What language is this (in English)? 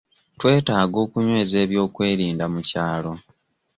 Ganda